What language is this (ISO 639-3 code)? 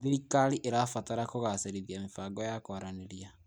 kik